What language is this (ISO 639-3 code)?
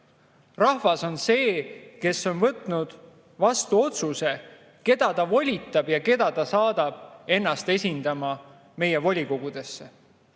est